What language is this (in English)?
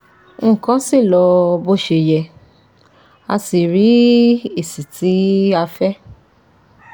Yoruba